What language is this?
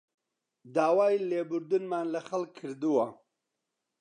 Central Kurdish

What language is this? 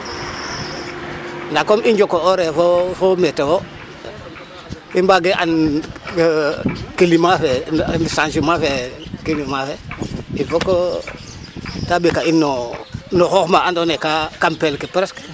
Serer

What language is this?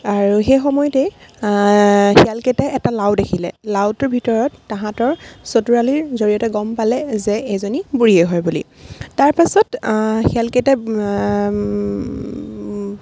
Assamese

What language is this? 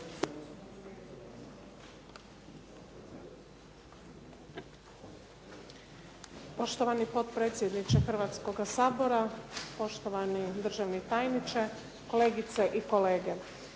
Croatian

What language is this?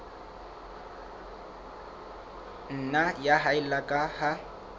Southern Sotho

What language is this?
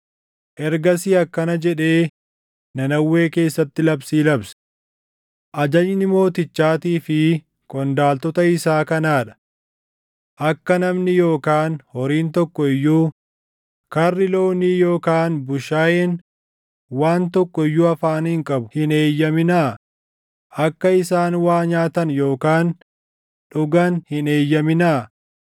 Oromo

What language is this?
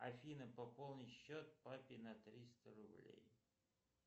Russian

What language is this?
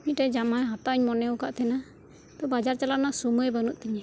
Santali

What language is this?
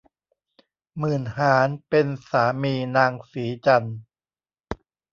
Thai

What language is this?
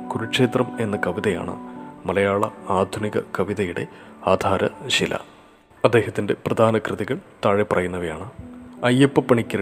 Malayalam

